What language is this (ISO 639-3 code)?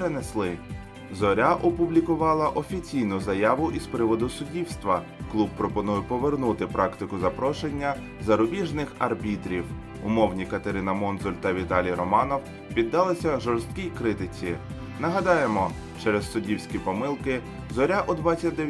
ukr